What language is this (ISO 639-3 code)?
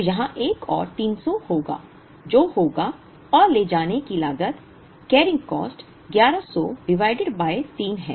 hin